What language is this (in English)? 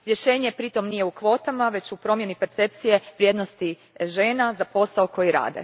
Croatian